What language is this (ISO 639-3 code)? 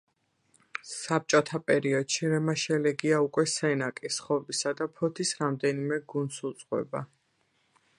kat